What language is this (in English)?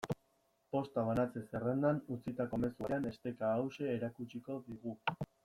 Basque